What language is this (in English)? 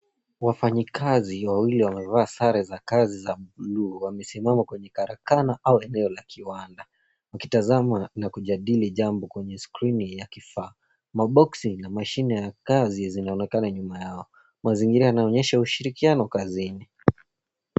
Swahili